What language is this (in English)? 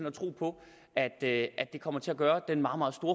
Danish